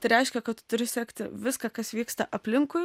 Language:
Lithuanian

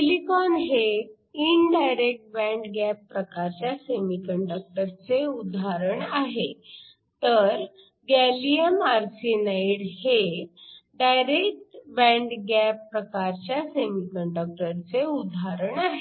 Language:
Marathi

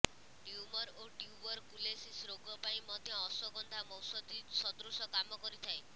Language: Odia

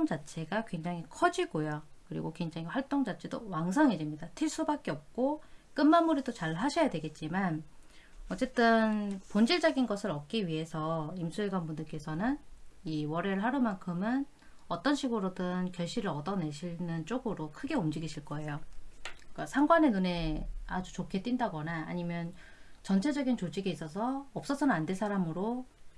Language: Korean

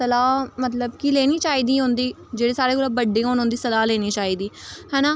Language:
Dogri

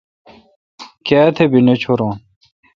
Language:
Kalkoti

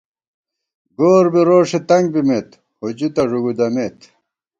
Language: Gawar-Bati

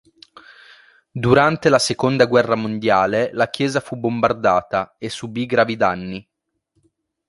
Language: Italian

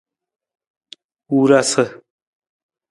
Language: Nawdm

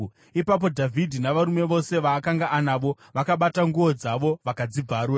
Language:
Shona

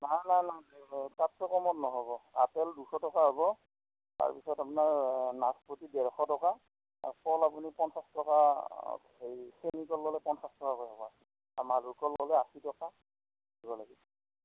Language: Assamese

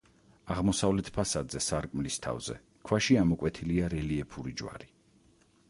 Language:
Georgian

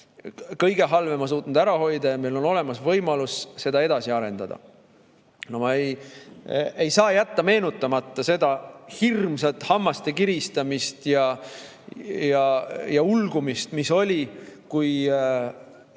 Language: Estonian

